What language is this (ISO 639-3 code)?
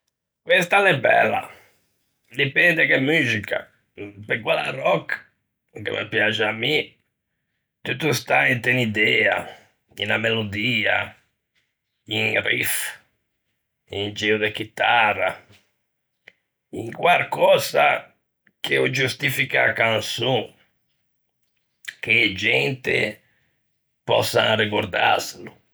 lij